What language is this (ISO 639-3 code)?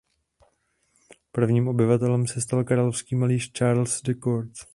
ces